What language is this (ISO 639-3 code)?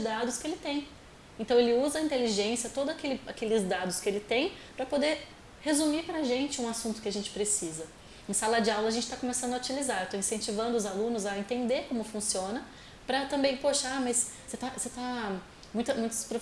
por